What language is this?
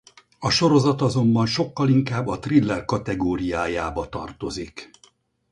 Hungarian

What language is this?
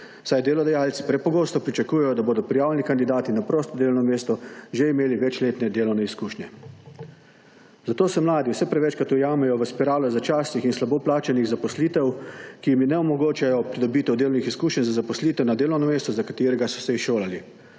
Slovenian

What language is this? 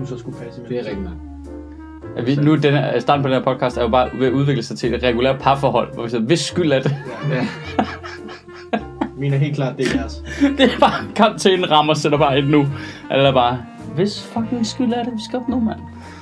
Danish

